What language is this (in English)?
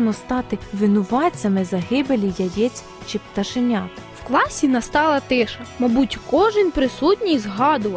Ukrainian